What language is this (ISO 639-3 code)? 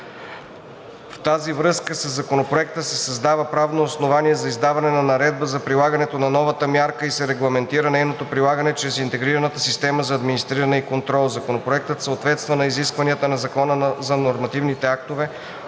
bul